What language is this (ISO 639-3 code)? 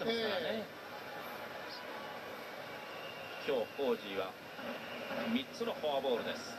jpn